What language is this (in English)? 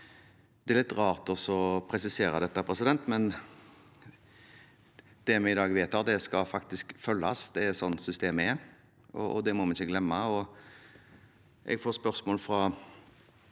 Norwegian